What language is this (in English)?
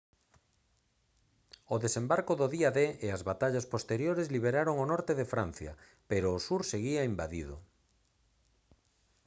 Galician